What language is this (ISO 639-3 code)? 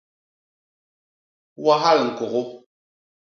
bas